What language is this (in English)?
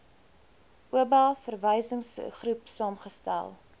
Afrikaans